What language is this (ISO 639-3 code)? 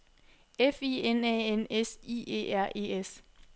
dan